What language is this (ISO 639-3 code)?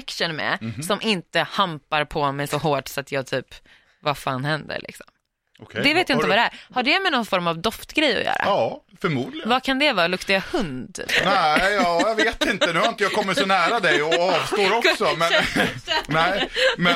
swe